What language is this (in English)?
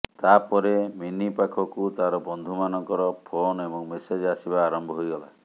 Odia